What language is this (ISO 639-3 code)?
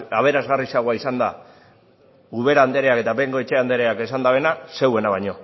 eus